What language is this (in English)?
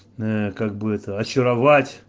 Russian